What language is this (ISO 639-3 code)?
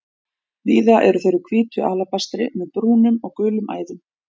isl